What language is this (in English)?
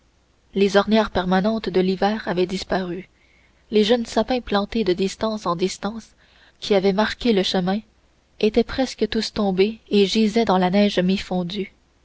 French